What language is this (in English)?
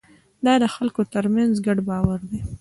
Pashto